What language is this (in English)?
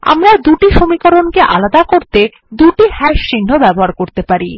Bangla